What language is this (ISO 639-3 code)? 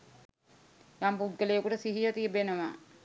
sin